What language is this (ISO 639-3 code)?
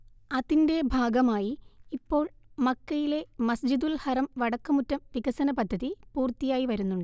mal